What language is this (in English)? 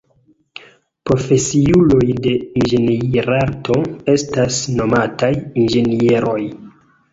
Esperanto